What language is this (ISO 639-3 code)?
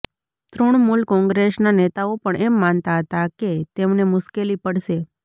guj